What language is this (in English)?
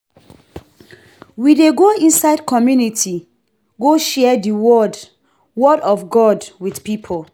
Nigerian Pidgin